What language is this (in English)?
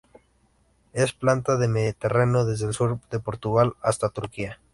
Spanish